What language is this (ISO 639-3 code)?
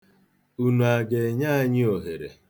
ibo